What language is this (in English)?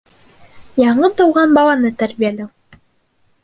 Bashkir